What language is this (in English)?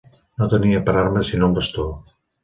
Catalan